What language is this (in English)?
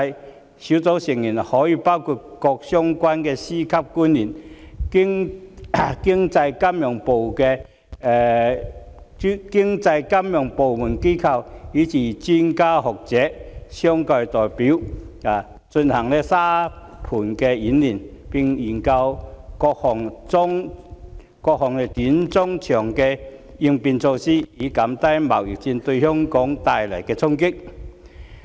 Cantonese